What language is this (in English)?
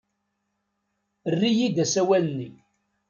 Kabyle